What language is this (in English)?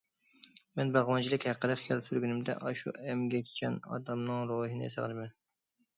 Uyghur